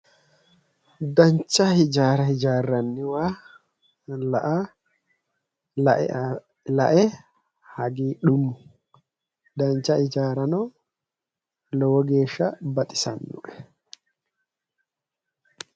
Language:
Sidamo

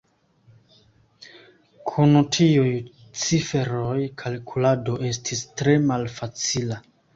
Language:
Esperanto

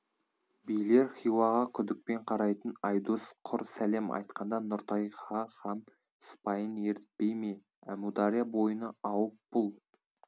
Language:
Kazakh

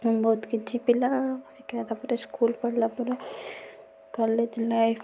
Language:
Odia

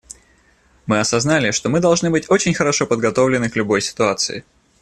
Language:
Russian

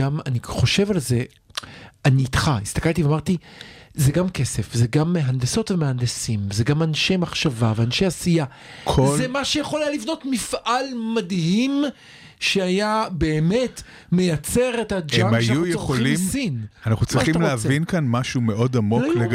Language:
Hebrew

